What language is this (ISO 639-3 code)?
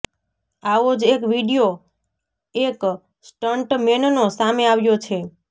guj